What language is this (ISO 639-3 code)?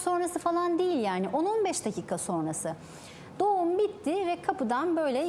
tur